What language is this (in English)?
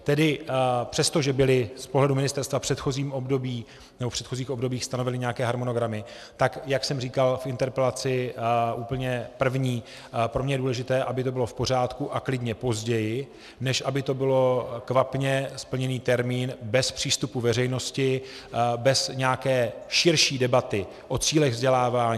Czech